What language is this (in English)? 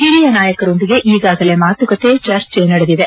Kannada